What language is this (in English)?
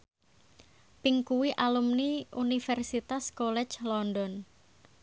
Javanese